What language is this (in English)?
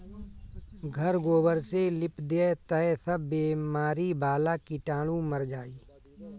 Bhojpuri